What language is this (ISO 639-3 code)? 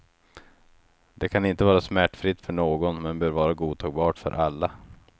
swe